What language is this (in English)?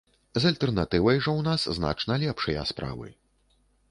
Belarusian